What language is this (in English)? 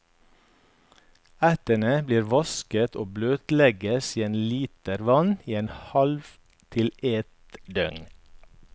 Norwegian